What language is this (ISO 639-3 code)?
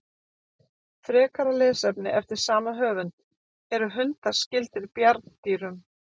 isl